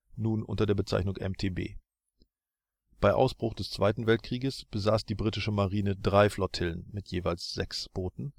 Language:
German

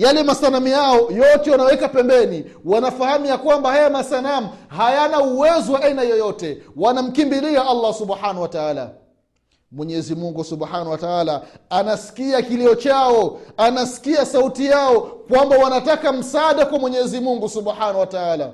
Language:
Swahili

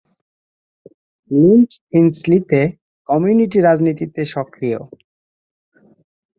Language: Bangla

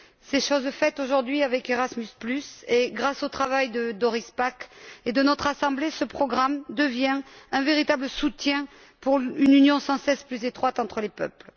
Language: French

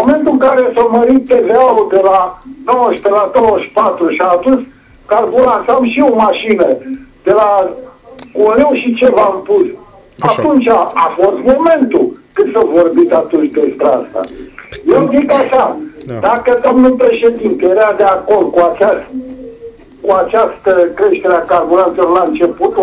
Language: Romanian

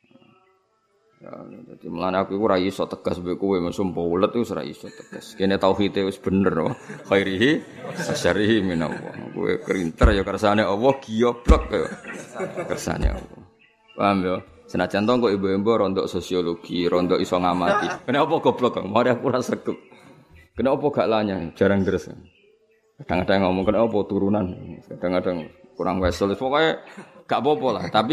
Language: Malay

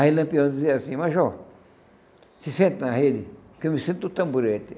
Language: Portuguese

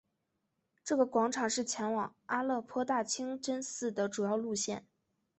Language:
Chinese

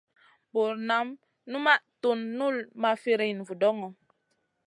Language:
Masana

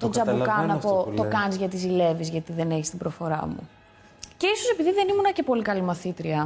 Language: Greek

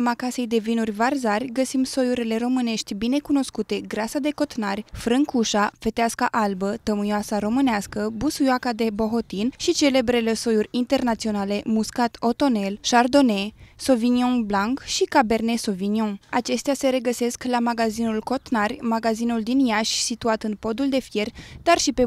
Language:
Romanian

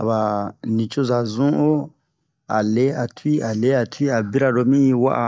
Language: Bomu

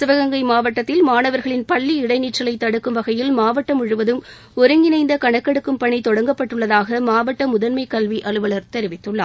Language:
Tamil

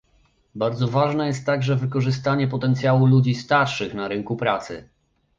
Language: Polish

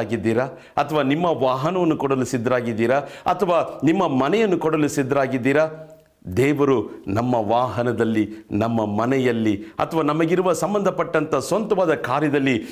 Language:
Kannada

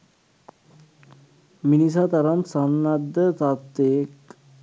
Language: Sinhala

